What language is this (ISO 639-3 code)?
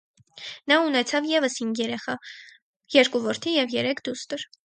hye